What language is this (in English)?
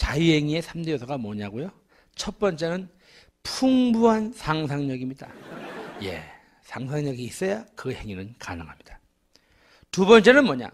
Korean